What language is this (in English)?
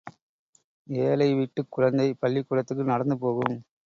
Tamil